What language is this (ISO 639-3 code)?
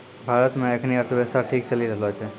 mai